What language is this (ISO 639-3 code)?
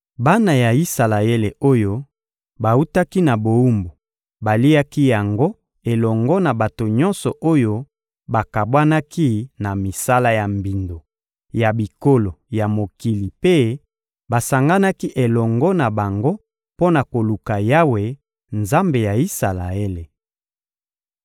lin